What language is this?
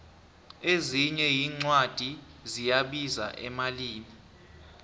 South Ndebele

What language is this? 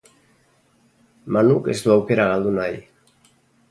Basque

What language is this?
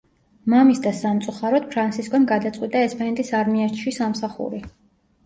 Georgian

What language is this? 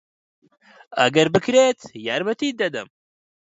Central Kurdish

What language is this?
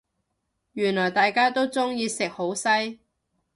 Cantonese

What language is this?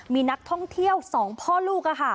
Thai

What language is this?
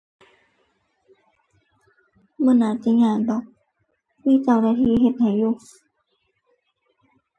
Thai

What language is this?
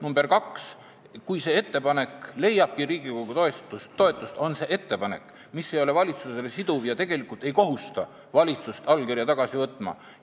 Estonian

